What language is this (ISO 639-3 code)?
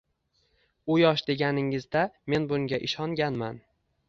uzb